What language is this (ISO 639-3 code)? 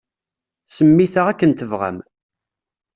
kab